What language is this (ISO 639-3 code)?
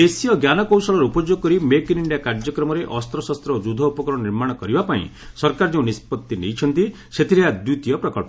ori